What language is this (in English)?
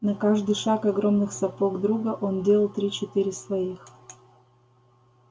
Russian